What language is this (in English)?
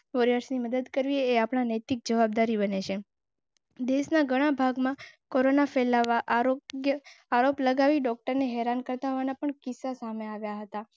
Gujarati